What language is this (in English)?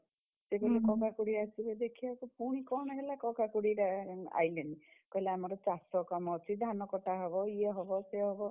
Odia